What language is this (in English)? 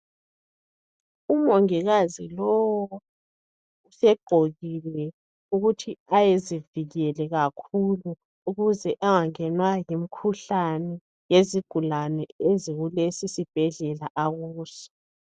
North Ndebele